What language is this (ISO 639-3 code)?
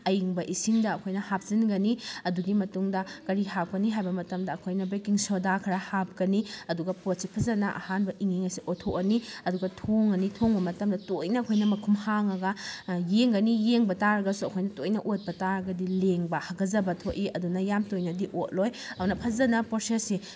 mni